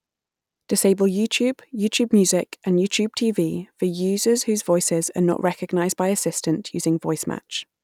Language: English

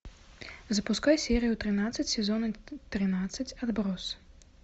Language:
Russian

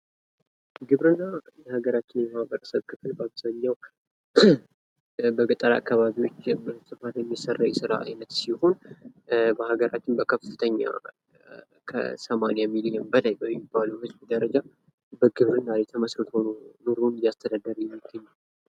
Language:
Amharic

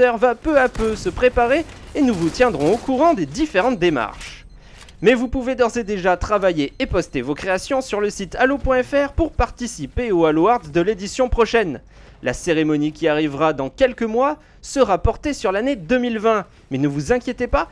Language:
French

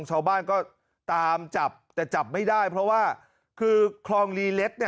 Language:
Thai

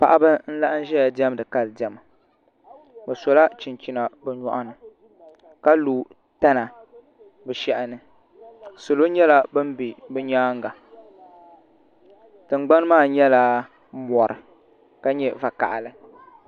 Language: Dagbani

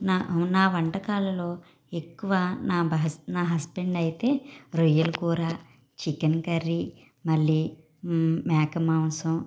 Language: Telugu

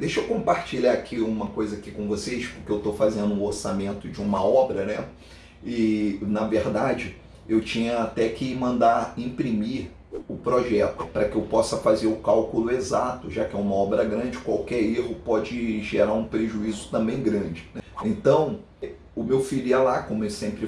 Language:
Portuguese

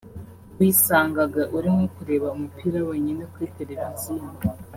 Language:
Kinyarwanda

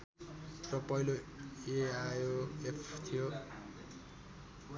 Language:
Nepali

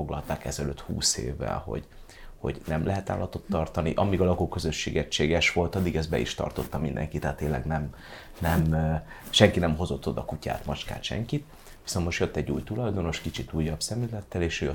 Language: Hungarian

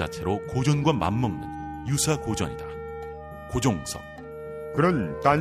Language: Korean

